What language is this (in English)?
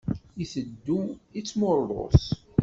Kabyle